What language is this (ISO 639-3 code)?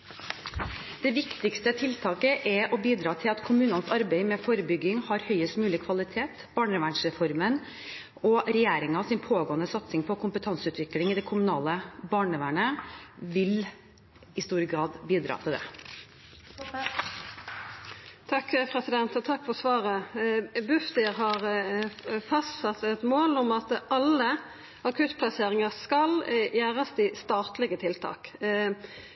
nor